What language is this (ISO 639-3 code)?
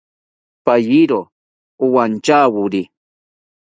cpy